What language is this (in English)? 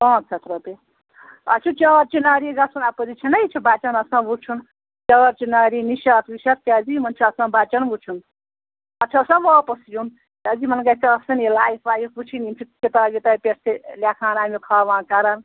Kashmiri